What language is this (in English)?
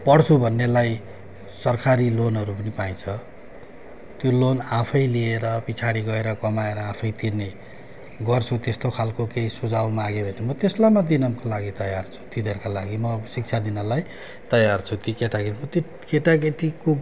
Nepali